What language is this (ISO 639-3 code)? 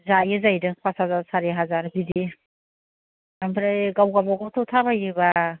brx